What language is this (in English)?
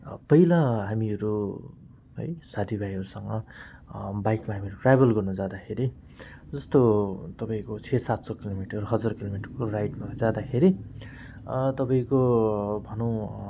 Nepali